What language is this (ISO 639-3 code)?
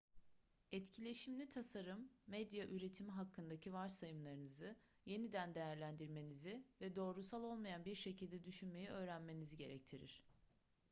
tur